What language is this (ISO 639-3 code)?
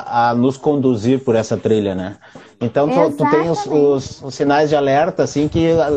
por